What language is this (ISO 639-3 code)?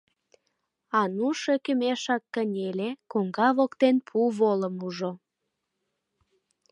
chm